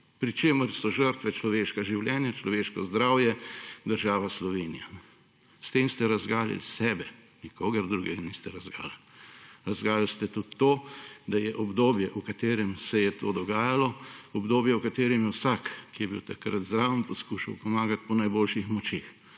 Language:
Slovenian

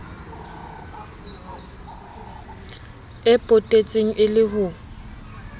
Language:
Southern Sotho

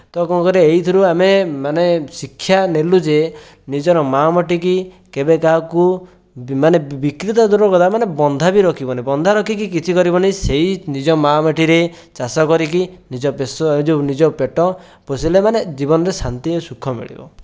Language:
Odia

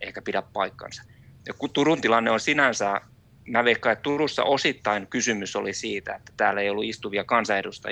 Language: Finnish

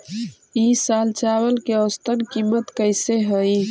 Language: Magahi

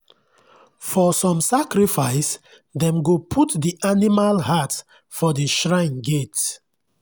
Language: Nigerian Pidgin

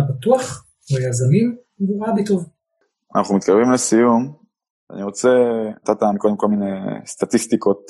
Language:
Hebrew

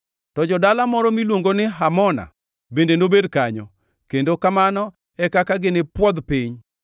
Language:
Luo (Kenya and Tanzania)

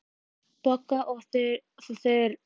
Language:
Icelandic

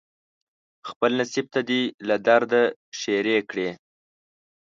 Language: Pashto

